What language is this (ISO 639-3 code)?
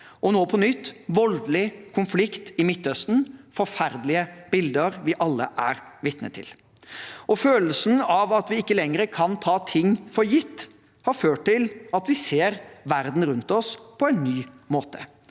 nor